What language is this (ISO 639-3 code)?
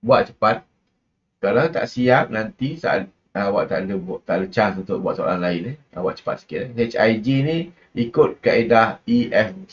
msa